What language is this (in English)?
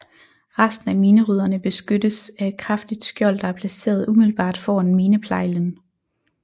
Danish